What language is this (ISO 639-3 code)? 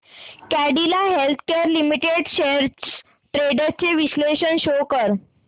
mar